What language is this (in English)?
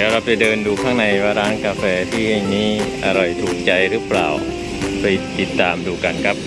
Thai